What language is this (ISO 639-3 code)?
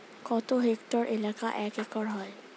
ben